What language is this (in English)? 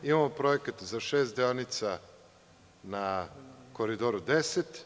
Serbian